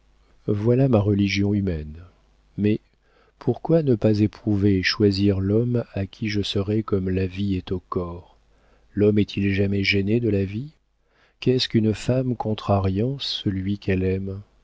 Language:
French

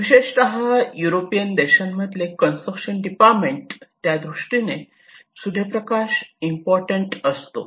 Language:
Marathi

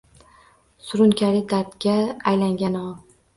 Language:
Uzbek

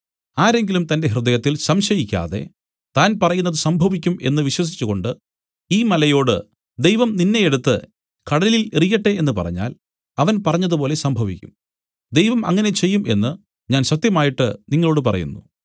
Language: Malayalam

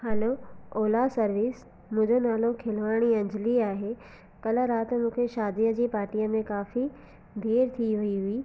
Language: Sindhi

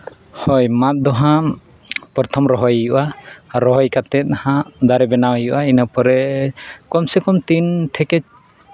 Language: Santali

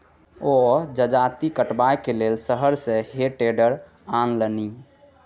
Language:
Maithili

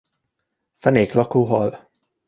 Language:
Hungarian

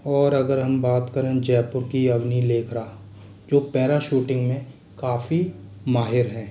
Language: Hindi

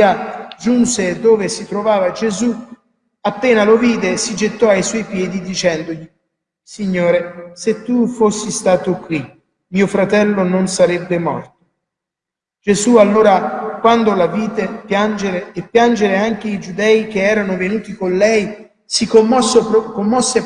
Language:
Italian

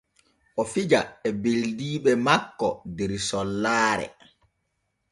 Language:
Borgu Fulfulde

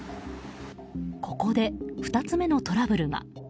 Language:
Japanese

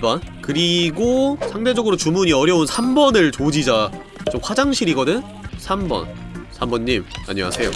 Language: Korean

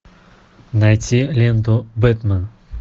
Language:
Russian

